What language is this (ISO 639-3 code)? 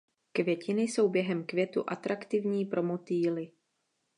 ces